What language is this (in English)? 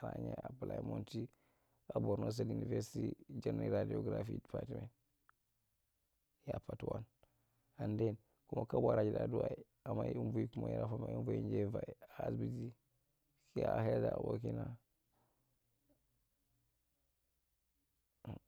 Marghi Central